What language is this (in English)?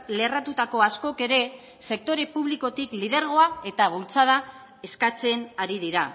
Basque